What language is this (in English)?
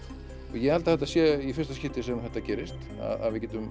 Icelandic